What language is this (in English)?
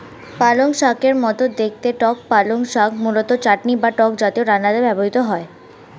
Bangla